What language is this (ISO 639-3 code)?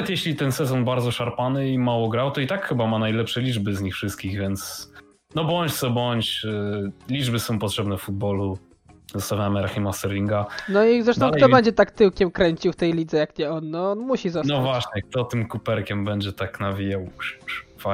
pol